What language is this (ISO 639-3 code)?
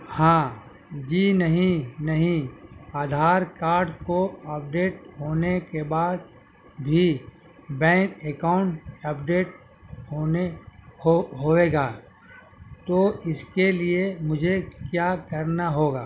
urd